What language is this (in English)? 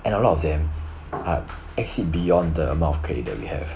English